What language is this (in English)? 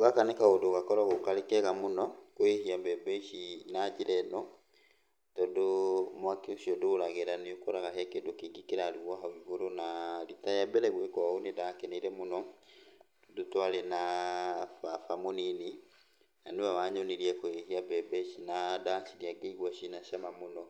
Kikuyu